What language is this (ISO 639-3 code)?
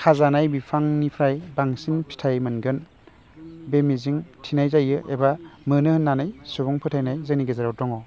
brx